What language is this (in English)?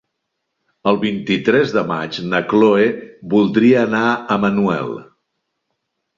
Catalan